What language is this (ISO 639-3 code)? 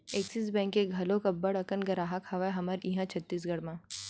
hne